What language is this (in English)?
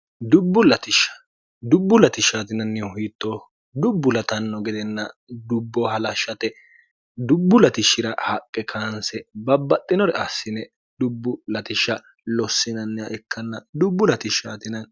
Sidamo